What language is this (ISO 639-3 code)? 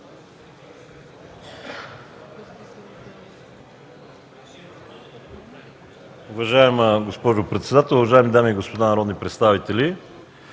bul